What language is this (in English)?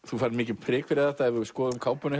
Icelandic